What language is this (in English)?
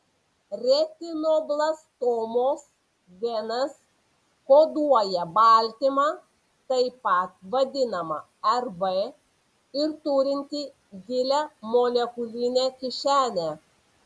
Lithuanian